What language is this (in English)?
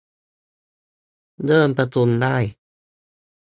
Thai